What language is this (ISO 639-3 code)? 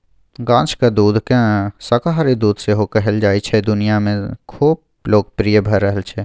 mai